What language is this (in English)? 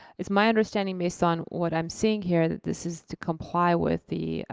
English